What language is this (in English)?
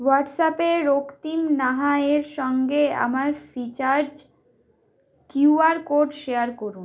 Bangla